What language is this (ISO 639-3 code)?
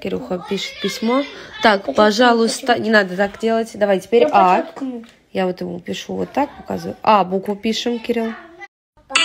rus